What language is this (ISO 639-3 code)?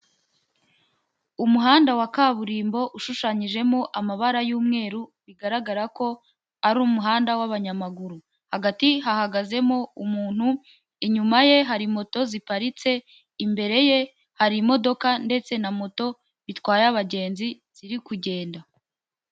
kin